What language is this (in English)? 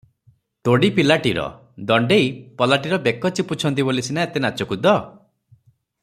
Odia